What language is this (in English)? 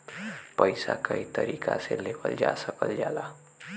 Bhojpuri